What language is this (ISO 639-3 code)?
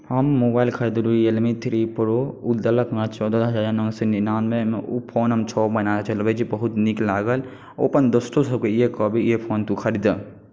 mai